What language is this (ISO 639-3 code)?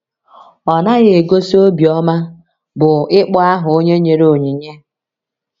ibo